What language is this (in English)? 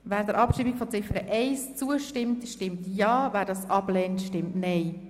Swiss German